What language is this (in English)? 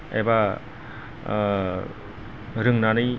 Bodo